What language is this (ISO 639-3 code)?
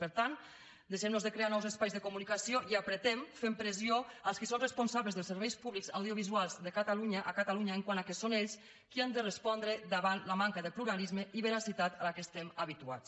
cat